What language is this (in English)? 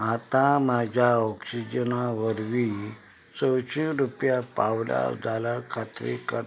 Konkani